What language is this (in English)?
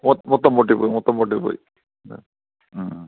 Malayalam